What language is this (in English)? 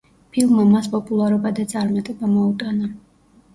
Georgian